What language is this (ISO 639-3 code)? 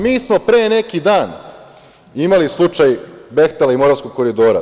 srp